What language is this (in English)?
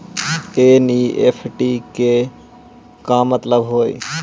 Magahi